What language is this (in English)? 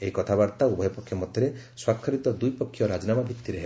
Odia